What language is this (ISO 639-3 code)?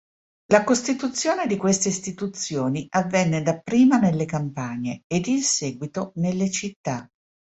ita